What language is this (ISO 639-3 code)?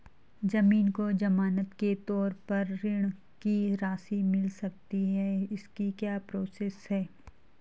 hin